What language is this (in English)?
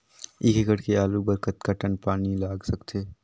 Chhattisgarhi